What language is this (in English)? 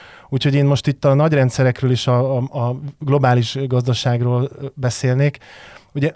Hungarian